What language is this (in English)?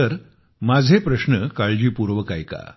Marathi